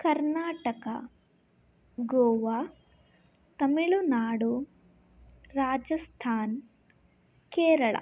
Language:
Kannada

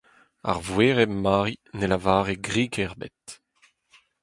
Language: Breton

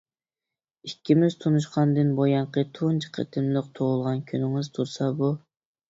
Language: Uyghur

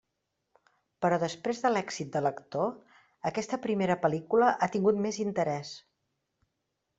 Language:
Catalan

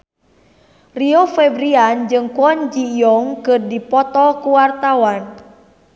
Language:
Sundanese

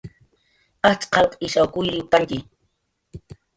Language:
Jaqaru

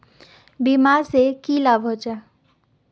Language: Magahi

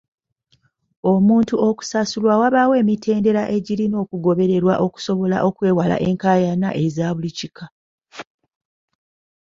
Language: Ganda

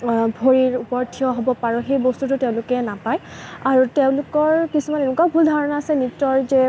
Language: Assamese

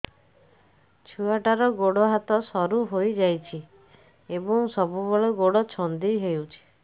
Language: Odia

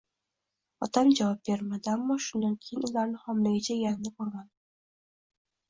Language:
Uzbek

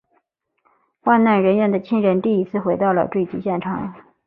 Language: Chinese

